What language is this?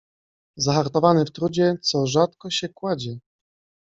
Polish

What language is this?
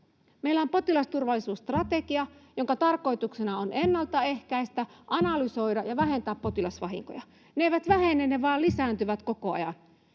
Finnish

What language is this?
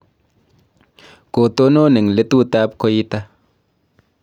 Kalenjin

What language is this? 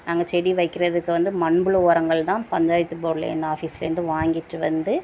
Tamil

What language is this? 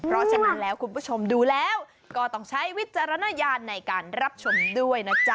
Thai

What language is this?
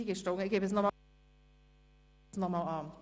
Swiss German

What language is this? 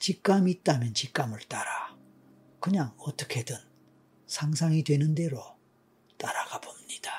Korean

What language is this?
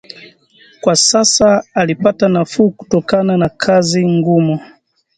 Swahili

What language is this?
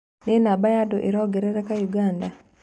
Kikuyu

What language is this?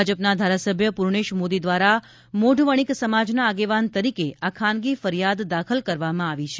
Gujarati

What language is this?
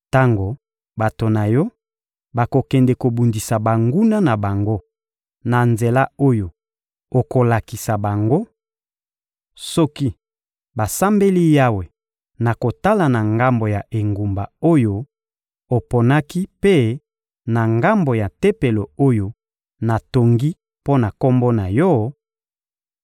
Lingala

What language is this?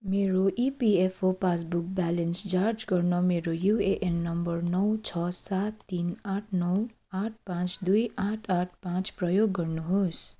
Nepali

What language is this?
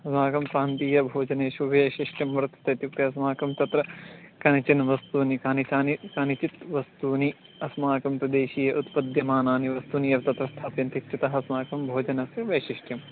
Sanskrit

